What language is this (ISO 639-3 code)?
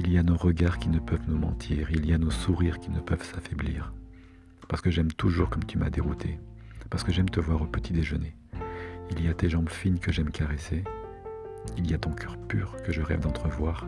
fra